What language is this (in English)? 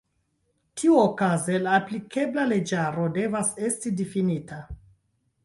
Esperanto